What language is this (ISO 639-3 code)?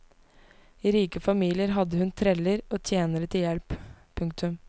nor